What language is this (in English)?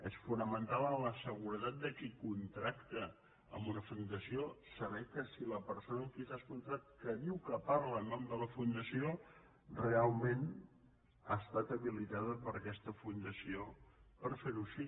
Catalan